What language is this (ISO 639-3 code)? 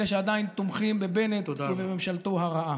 heb